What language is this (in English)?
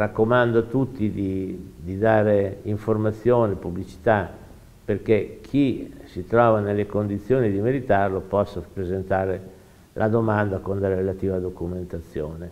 Italian